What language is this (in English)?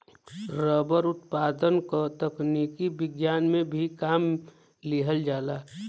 Bhojpuri